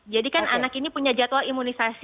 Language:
Indonesian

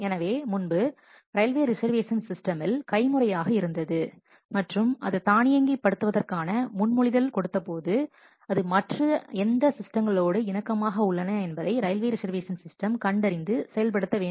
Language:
Tamil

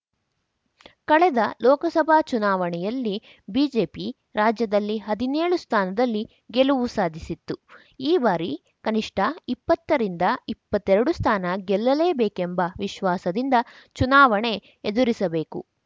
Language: Kannada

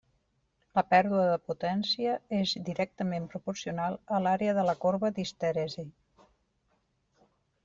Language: Catalan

